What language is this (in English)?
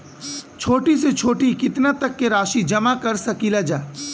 Bhojpuri